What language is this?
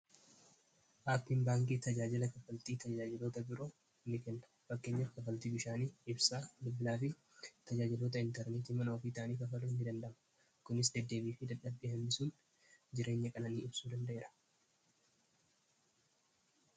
Oromo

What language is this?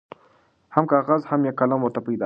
Pashto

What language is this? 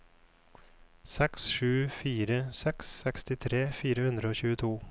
Norwegian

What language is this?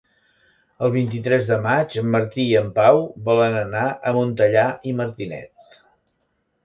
Catalan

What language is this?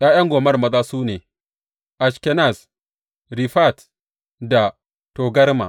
Hausa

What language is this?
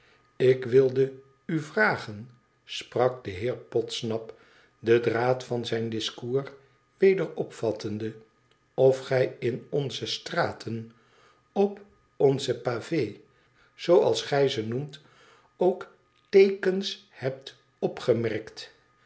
Dutch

